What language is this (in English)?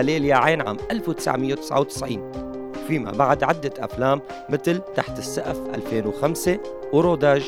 Arabic